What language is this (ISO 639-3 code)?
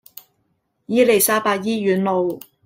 yue